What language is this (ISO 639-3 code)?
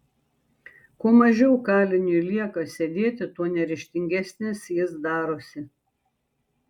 lit